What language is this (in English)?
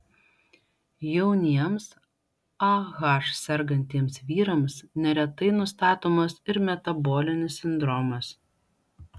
Lithuanian